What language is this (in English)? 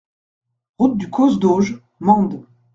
French